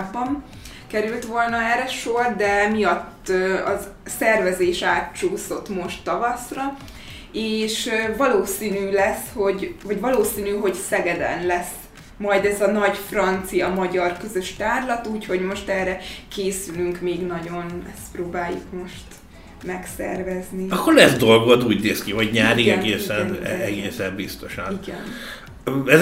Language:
Hungarian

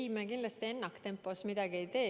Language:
Estonian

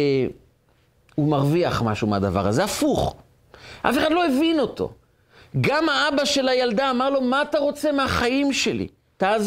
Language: Hebrew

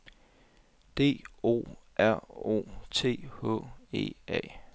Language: Danish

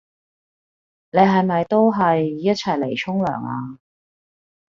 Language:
Cantonese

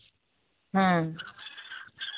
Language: Santali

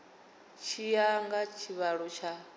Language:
Venda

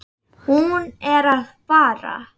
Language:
Icelandic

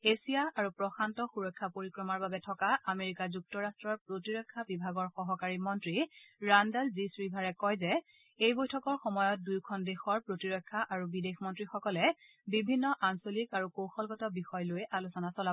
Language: Assamese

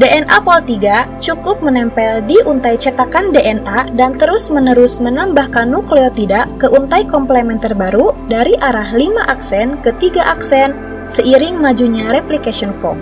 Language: Indonesian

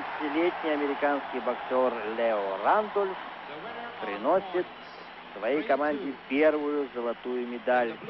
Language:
Russian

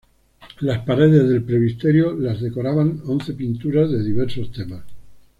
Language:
Spanish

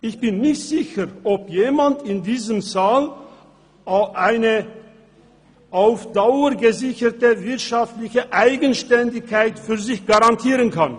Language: Swiss German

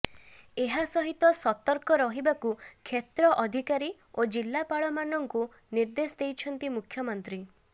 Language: Odia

